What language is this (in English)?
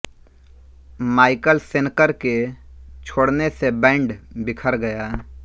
Hindi